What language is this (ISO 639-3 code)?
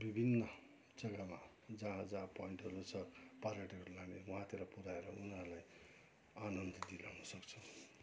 nep